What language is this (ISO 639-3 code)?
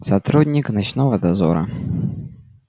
rus